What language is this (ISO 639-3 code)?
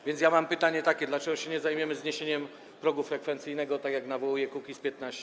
pol